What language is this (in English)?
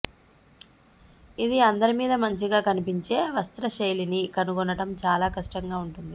Telugu